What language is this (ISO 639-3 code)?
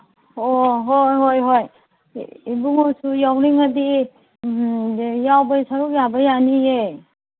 mni